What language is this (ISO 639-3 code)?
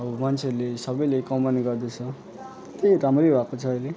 nep